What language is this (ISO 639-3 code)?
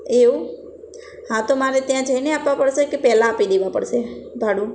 guj